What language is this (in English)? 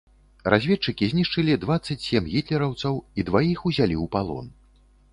Belarusian